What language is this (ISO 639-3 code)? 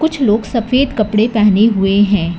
hin